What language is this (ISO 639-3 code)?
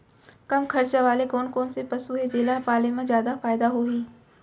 hne